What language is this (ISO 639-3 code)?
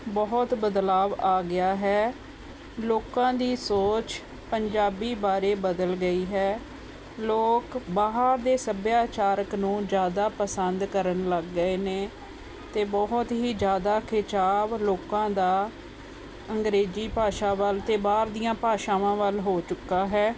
pan